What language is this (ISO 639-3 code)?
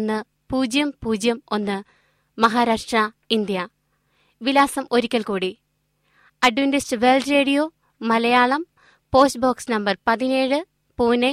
mal